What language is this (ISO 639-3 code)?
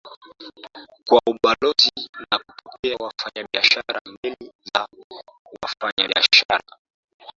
swa